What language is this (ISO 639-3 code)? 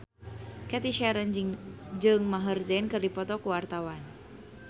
sun